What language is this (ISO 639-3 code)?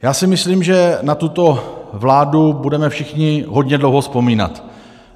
ces